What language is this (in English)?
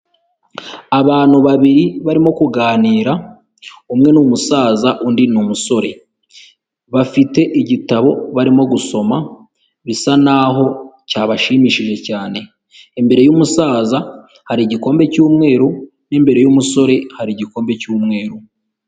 Kinyarwanda